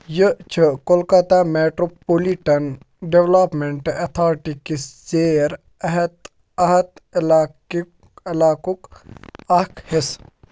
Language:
Kashmiri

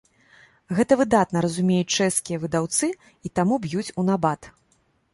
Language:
Belarusian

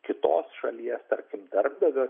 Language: Lithuanian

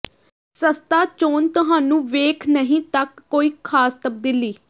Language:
Punjabi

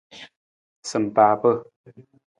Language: Nawdm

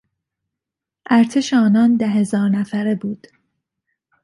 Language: Persian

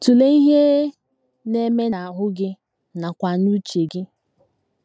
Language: Igbo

